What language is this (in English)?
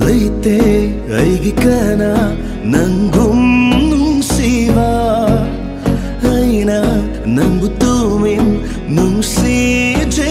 Vietnamese